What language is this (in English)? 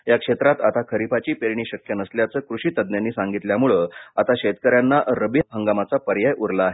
Marathi